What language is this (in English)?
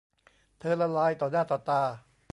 Thai